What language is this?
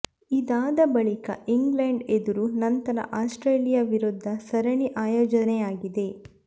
Kannada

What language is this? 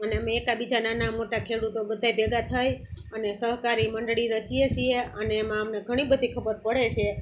Gujarati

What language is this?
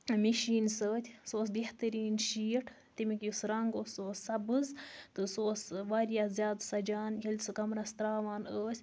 Kashmiri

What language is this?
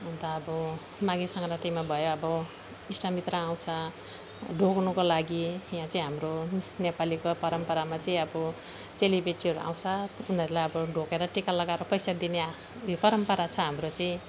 Nepali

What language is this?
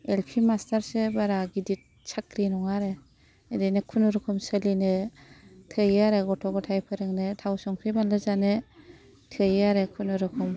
Bodo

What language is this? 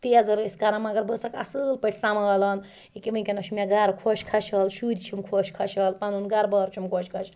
Kashmiri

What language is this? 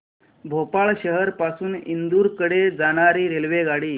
Marathi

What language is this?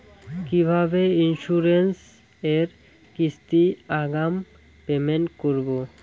Bangla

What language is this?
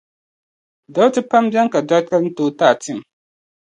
Dagbani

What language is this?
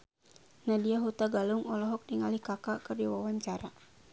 Sundanese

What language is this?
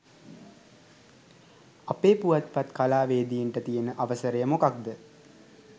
Sinhala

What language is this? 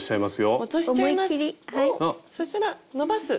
Japanese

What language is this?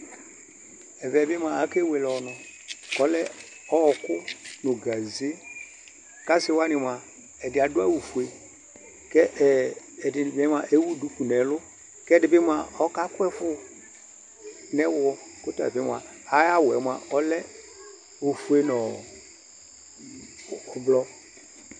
Ikposo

